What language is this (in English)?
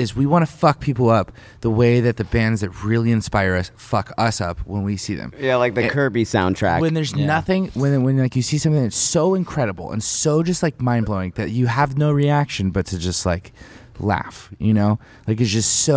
English